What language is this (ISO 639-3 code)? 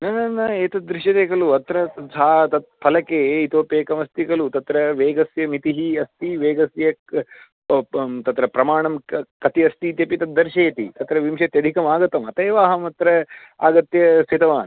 san